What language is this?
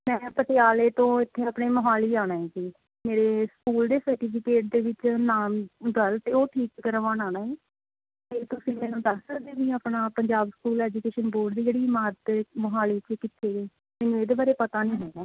Punjabi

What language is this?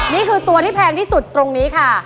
Thai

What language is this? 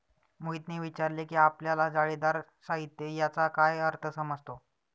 Marathi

